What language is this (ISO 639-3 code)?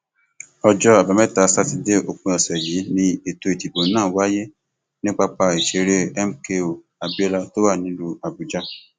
yor